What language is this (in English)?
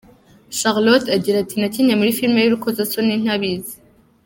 Kinyarwanda